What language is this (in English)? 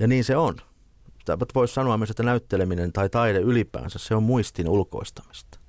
Finnish